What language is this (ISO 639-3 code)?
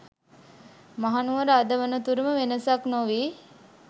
sin